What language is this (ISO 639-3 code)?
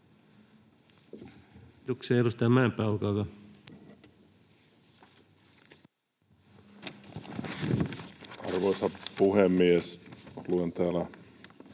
fin